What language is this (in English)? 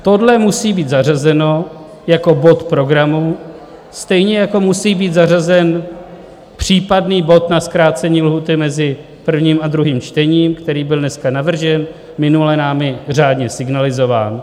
Czech